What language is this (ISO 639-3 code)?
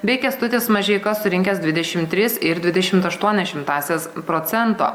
lit